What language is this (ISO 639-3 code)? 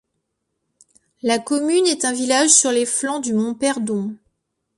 fra